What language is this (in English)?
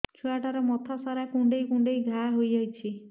Odia